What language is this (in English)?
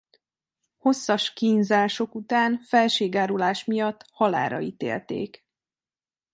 Hungarian